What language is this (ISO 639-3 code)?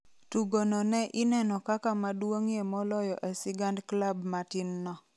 luo